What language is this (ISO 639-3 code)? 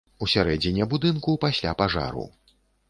bel